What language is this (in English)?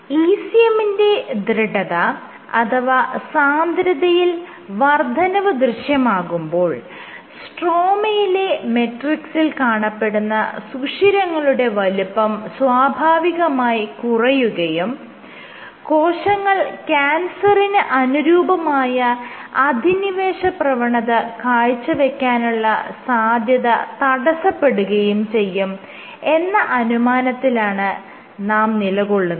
Malayalam